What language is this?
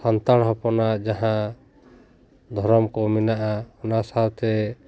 Santali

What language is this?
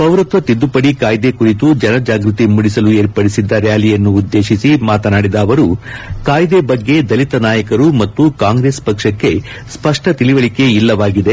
Kannada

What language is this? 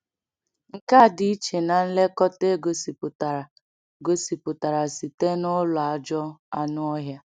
Igbo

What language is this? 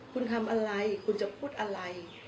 Thai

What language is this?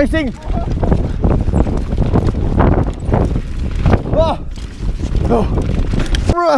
Spanish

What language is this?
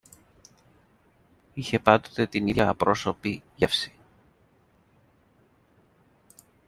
Greek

